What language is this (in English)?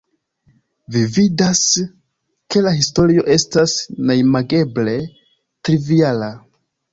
Esperanto